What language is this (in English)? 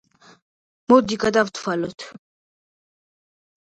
Georgian